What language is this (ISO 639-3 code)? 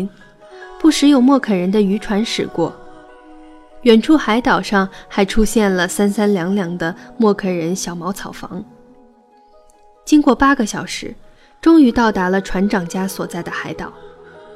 zho